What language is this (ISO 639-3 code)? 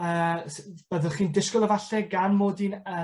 cym